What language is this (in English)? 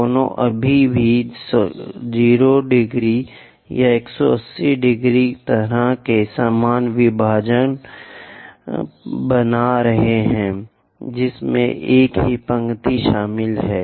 Hindi